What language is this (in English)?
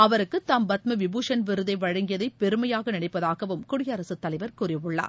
Tamil